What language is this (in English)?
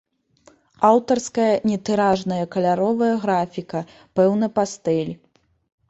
Belarusian